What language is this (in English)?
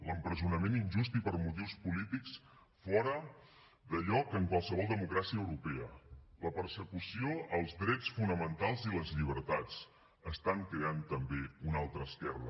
Catalan